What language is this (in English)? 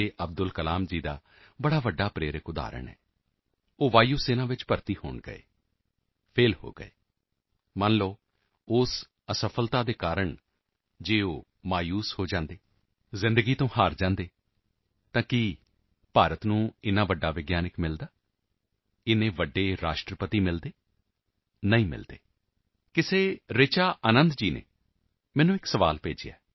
Punjabi